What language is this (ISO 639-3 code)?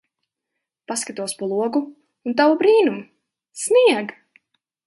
lav